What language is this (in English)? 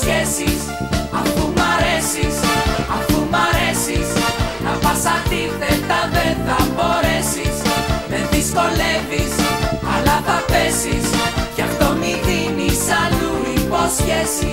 Greek